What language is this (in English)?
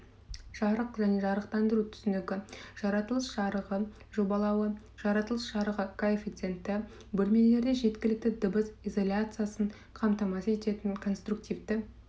Kazakh